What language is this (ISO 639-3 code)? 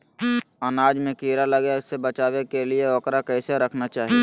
mag